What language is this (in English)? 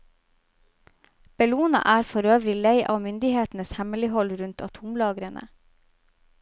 Norwegian